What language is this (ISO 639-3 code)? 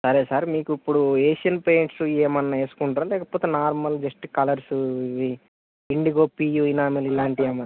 tel